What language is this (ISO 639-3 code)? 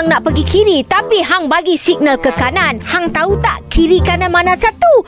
msa